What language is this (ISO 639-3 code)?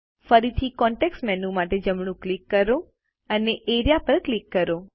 guj